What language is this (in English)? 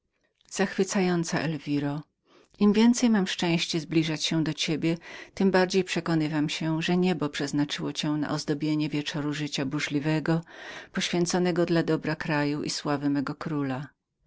Polish